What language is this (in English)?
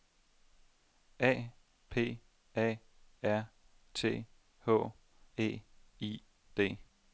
Danish